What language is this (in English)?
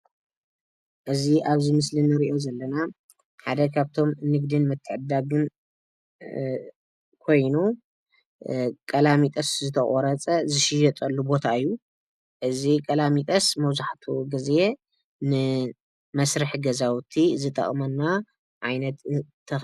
Tigrinya